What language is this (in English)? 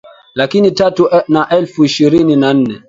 Swahili